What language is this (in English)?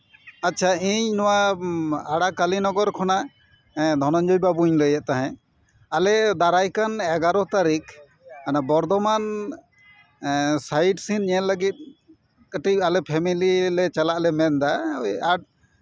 Santali